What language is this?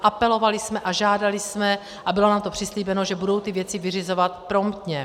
Czech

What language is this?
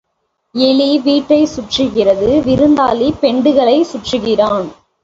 Tamil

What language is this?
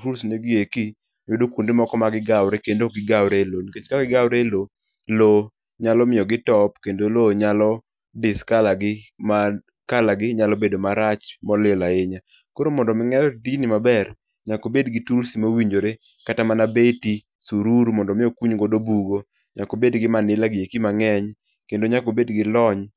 Luo (Kenya and Tanzania)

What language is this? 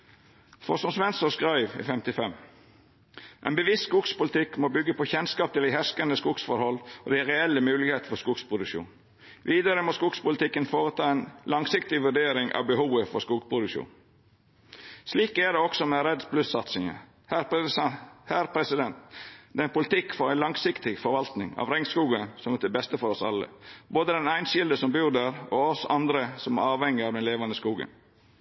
Norwegian Nynorsk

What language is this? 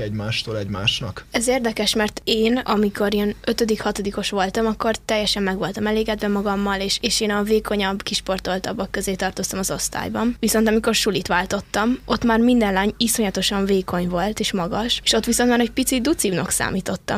Hungarian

